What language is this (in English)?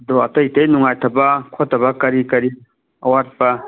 Manipuri